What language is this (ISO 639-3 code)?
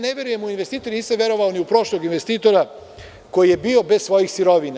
srp